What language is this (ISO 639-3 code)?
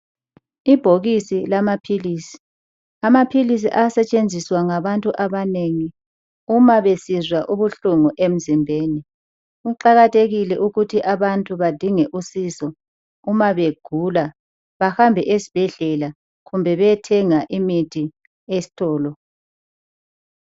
nde